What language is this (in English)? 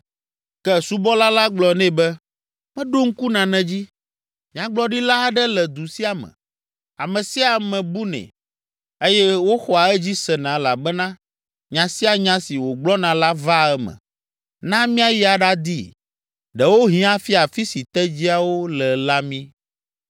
Ewe